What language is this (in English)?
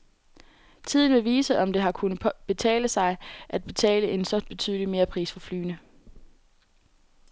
Danish